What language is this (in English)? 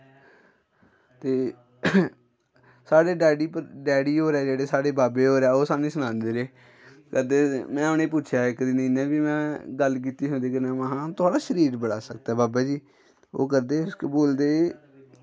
Dogri